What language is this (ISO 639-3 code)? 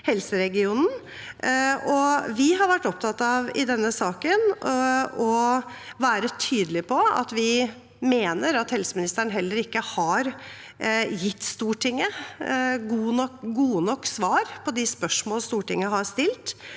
nor